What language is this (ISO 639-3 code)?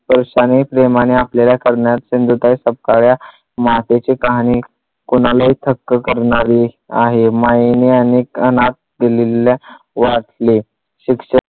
mar